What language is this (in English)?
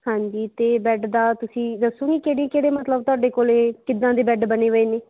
Punjabi